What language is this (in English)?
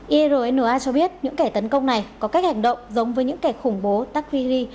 Vietnamese